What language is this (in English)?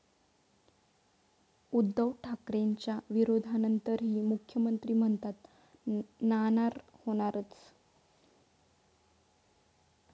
Marathi